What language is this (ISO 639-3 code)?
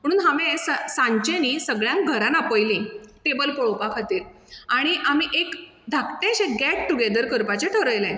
kok